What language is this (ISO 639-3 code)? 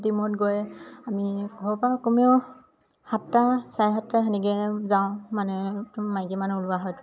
asm